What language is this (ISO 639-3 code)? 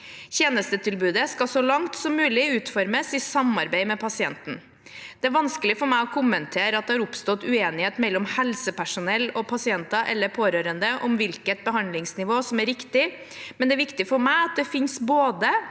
nor